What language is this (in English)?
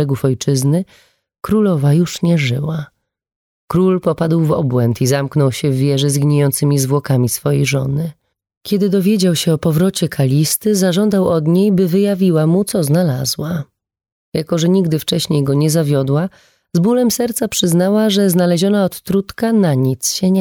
Polish